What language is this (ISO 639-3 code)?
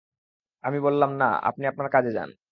ben